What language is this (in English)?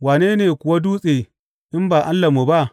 Hausa